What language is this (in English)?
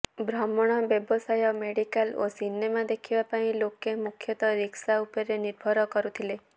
Odia